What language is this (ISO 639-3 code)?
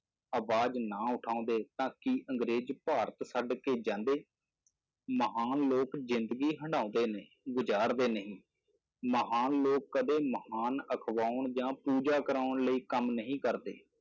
pan